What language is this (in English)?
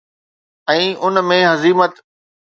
Sindhi